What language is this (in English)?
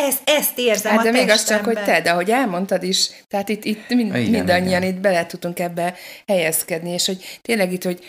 Hungarian